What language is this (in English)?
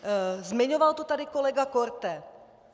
Czech